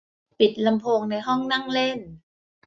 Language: Thai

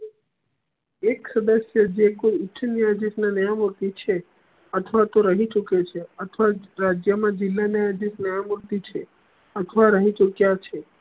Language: Gujarati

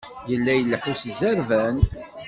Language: Kabyle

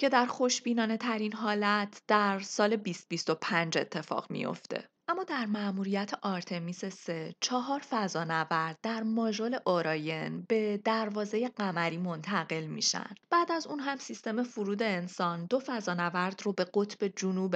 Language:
Persian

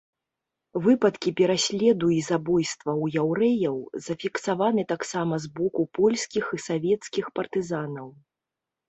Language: Belarusian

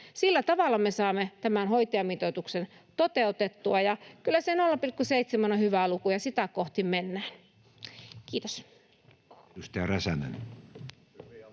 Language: Finnish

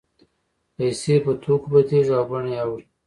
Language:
Pashto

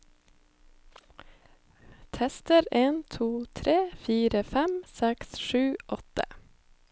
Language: Norwegian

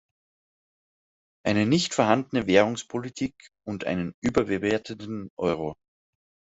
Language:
German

